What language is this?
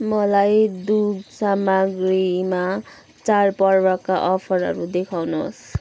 Nepali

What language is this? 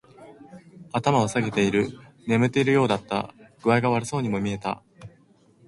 Japanese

